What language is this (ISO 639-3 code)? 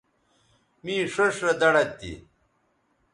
btv